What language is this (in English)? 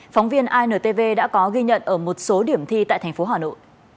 Vietnamese